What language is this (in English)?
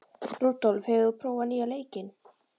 Icelandic